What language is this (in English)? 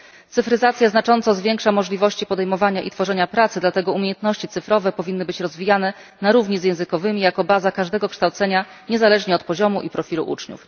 Polish